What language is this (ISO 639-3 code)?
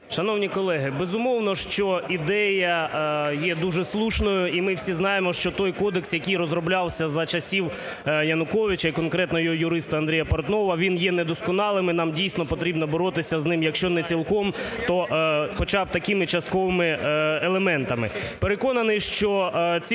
ukr